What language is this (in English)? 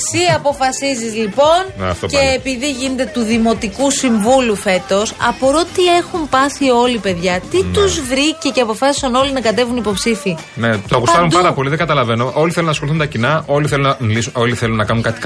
Greek